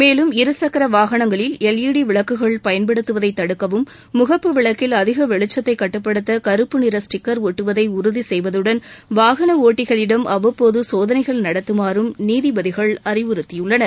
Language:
Tamil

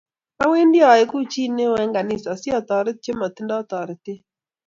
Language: Kalenjin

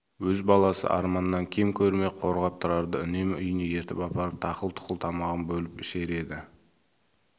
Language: Kazakh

